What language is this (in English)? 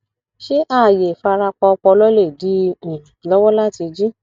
Yoruba